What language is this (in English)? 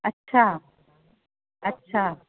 Sindhi